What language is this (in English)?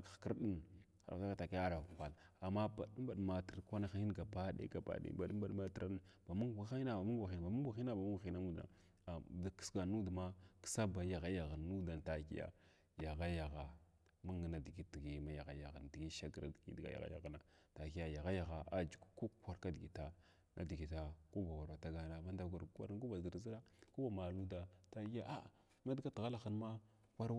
Glavda